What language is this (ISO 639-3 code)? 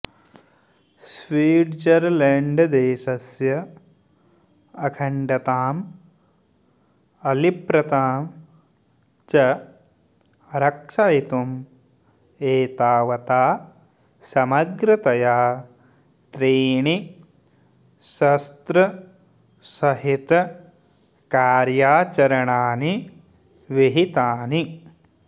san